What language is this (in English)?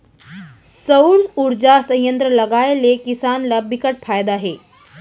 Chhattisgarhi